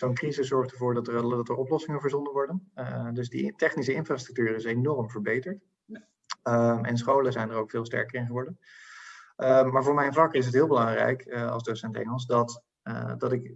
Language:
Dutch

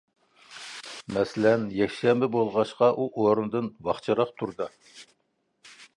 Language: Uyghur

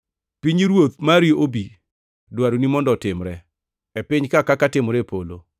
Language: Luo (Kenya and Tanzania)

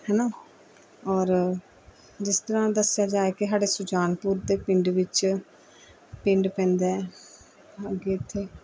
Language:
Punjabi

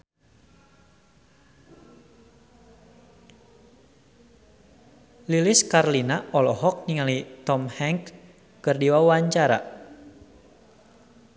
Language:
Sundanese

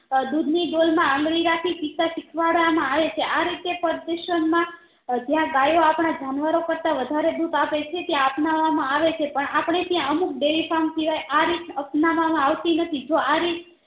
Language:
Gujarati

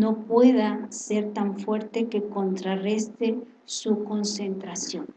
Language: Spanish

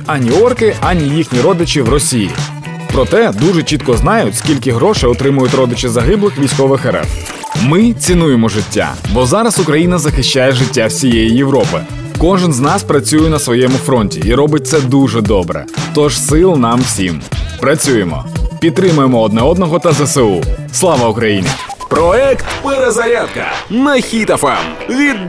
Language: Ukrainian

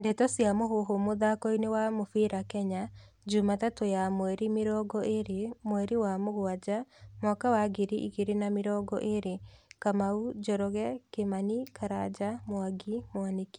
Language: Kikuyu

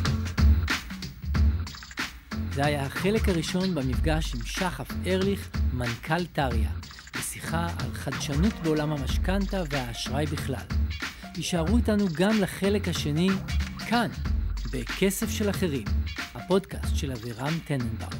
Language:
Hebrew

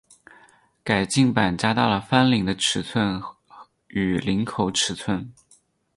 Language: Chinese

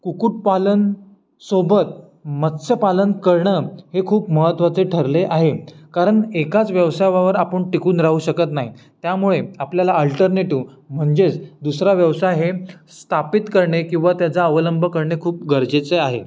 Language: Marathi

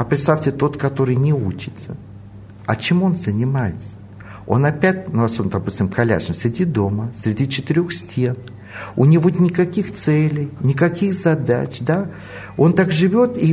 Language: Russian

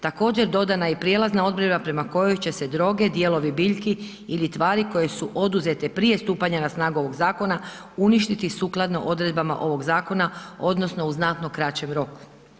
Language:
Croatian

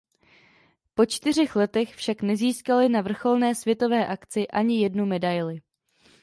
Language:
Czech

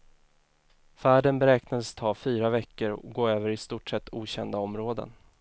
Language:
Swedish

